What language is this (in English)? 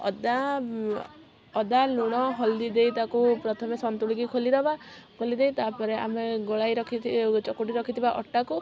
Odia